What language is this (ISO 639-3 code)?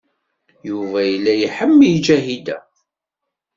kab